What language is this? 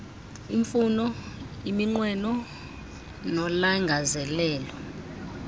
Xhosa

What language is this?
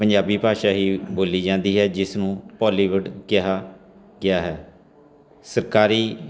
Punjabi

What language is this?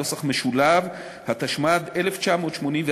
Hebrew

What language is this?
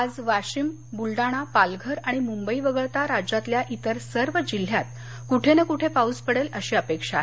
Marathi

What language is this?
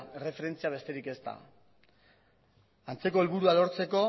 Basque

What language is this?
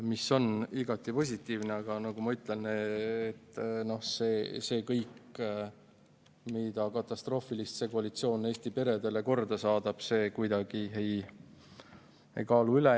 Estonian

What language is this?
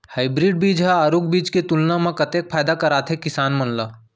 Chhattisgarhi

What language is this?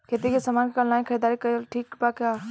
Bhojpuri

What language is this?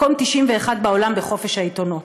Hebrew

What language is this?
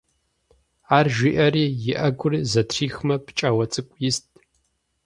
Kabardian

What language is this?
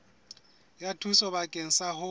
Southern Sotho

